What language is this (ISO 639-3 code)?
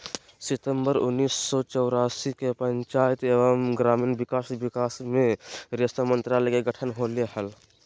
mag